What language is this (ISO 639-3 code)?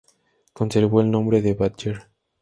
spa